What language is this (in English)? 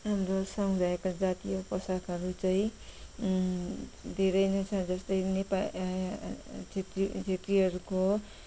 Nepali